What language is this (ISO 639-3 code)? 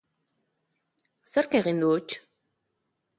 eus